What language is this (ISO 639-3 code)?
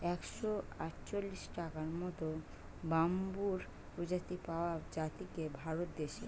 ben